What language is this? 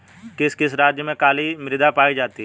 Hindi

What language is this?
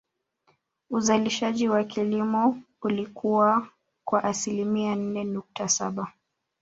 Swahili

